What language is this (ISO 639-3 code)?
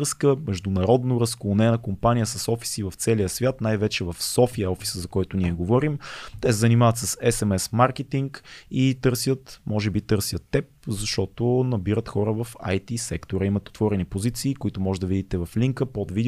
bul